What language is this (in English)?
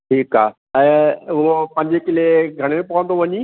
Sindhi